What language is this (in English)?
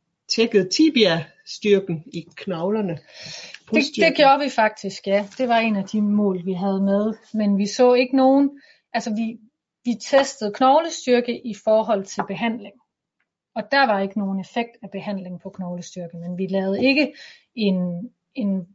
Danish